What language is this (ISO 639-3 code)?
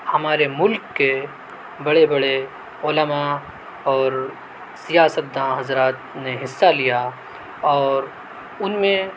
urd